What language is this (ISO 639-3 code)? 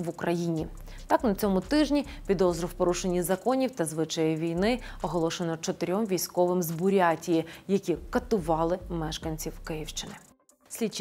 ukr